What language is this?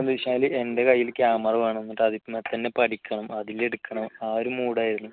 Malayalam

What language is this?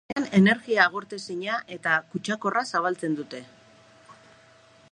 Basque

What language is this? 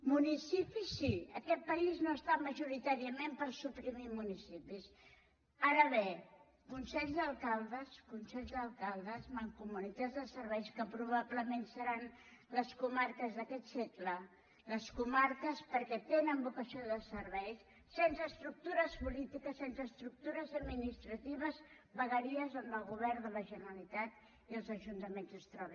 Catalan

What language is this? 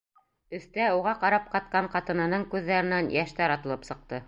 Bashkir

